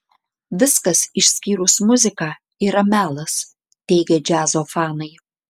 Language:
Lithuanian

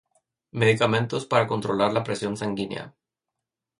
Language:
Spanish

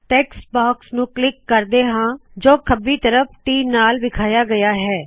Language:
Punjabi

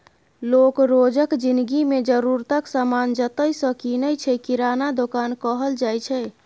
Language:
Maithili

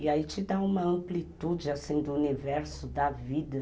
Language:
Portuguese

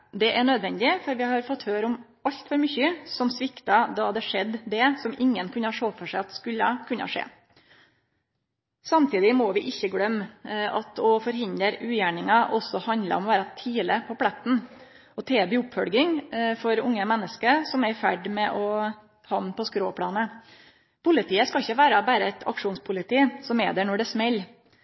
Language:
Norwegian Nynorsk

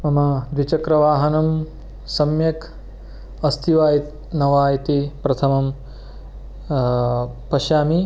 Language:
Sanskrit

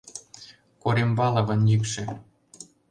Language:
Mari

